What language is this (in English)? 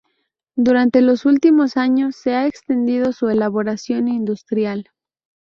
Spanish